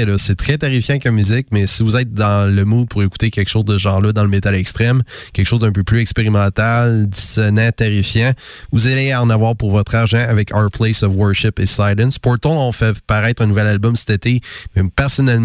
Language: French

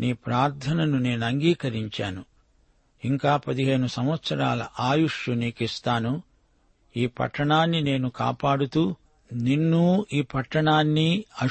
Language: Telugu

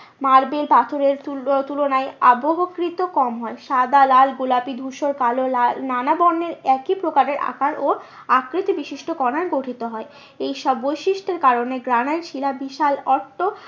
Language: Bangla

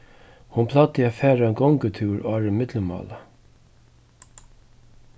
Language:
Faroese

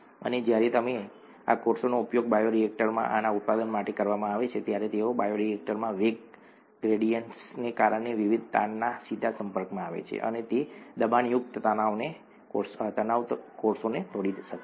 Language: Gujarati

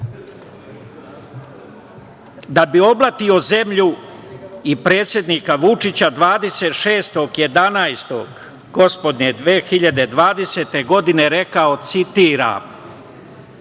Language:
Serbian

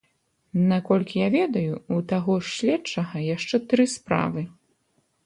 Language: Belarusian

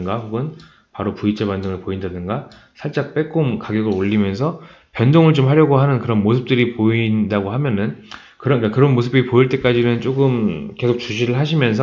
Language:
Korean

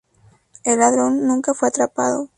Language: Spanish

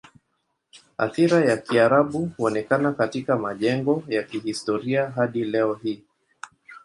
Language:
Swahili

